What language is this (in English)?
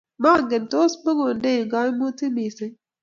Kalenjin